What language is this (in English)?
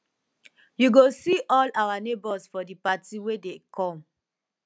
Nigerian Pidgin